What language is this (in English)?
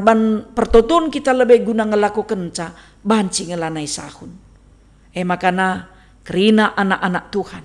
Indonesian